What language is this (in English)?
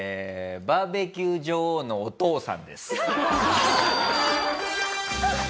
Japanese